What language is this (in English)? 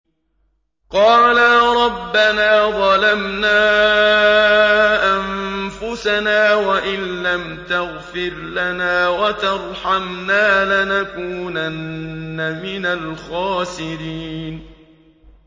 Arabic